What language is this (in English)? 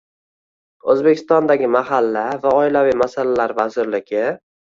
Uzbek